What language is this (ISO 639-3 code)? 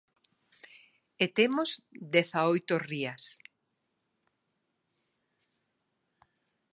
glg